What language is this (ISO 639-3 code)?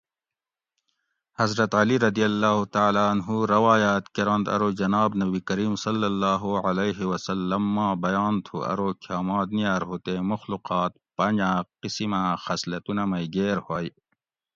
gwc